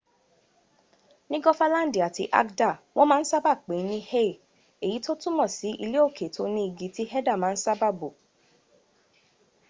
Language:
Yoruba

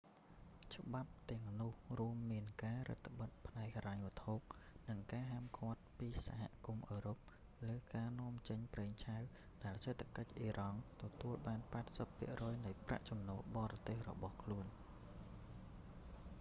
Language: Khmer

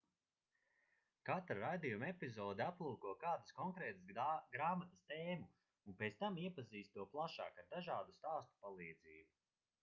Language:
Latvian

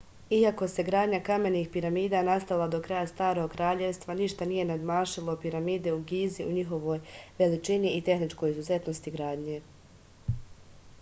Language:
Serbian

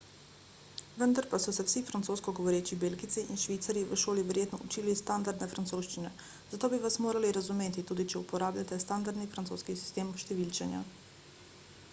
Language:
Slovenian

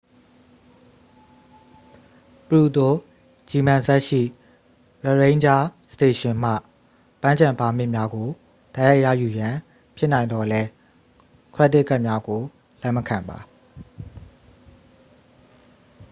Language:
Burmese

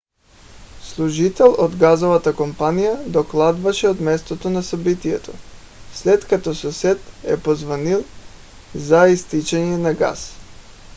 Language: Bulgarian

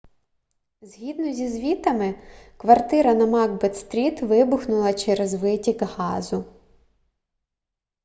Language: Ukrainian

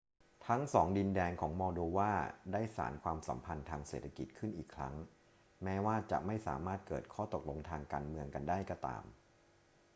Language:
Thai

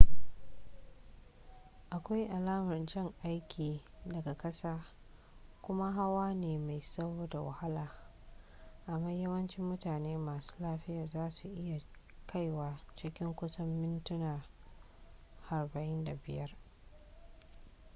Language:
Hausa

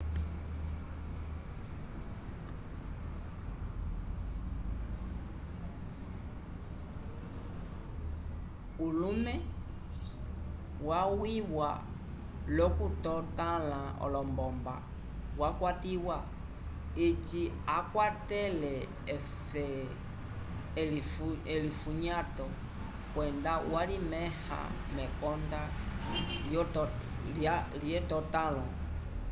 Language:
Umbundu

